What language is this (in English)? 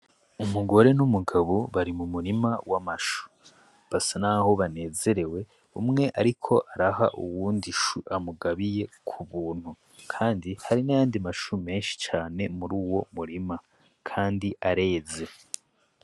Rundi